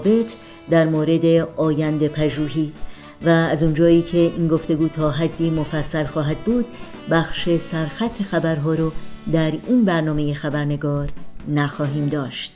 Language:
Persian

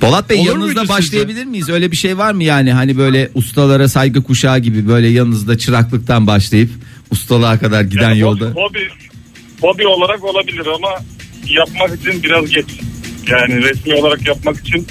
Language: Turkish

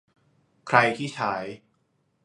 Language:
Thai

